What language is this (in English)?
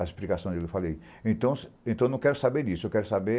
Portuguese